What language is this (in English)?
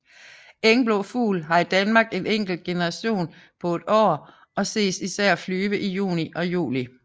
Danish